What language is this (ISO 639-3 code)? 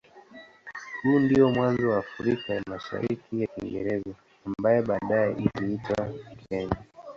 swa